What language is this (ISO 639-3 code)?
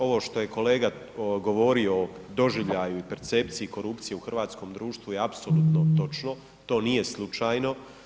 hrv